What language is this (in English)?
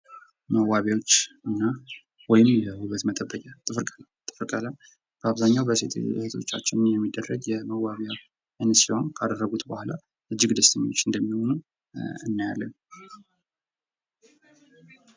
Amharic